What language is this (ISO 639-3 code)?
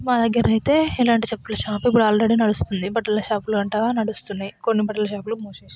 tel